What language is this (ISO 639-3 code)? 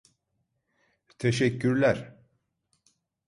tur